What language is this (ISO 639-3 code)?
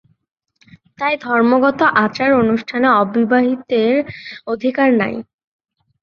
ben